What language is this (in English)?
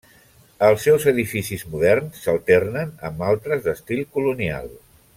Catalan